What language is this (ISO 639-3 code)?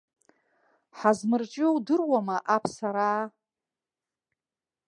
abk